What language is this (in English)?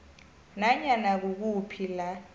South Ndebele